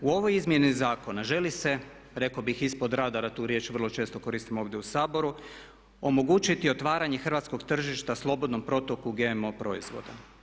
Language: Croatian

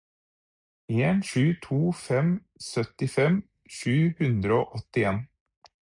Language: Norwegian Bokmål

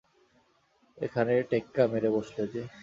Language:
Bangla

